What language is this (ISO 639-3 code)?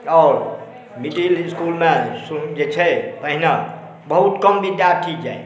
mai